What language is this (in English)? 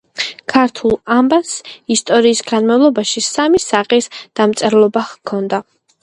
Georgian